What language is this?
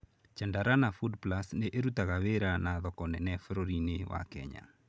Kikuyu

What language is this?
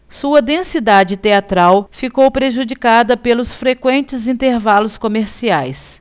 Portuguese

